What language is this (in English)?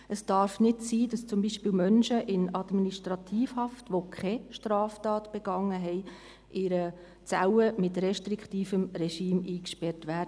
Swiss German